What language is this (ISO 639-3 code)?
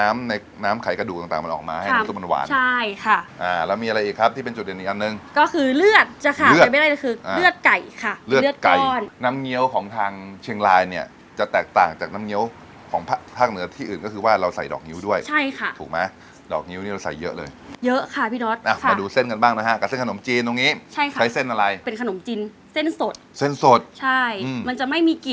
tha